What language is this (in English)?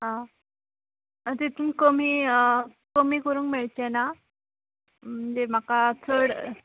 Konkani